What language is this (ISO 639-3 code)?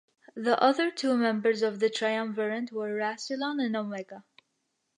eng